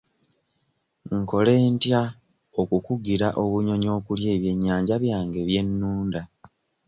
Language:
Ganda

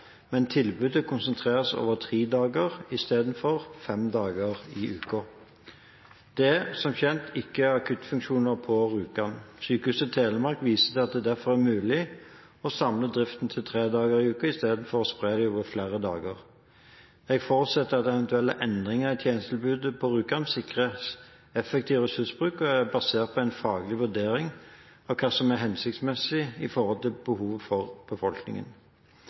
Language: Norwegian Bokmål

